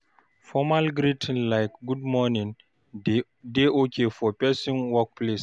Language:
Nigerian Pidgin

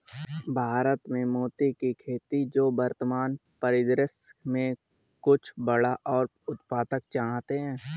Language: Hindi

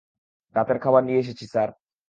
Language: Bangla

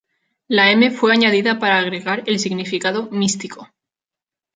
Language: Spanish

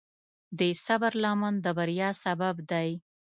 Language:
Pashto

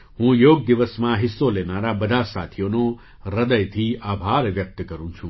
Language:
Gujarati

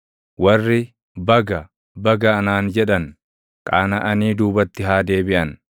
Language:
Oromo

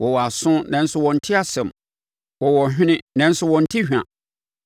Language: Akan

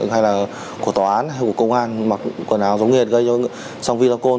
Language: Vietnamese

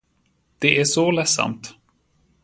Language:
Swedish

